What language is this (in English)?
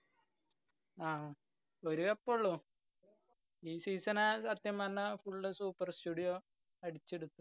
Malayalam